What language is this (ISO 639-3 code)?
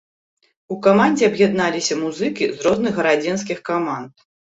bel